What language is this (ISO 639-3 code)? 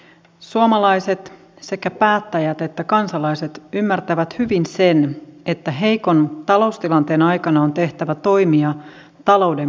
fin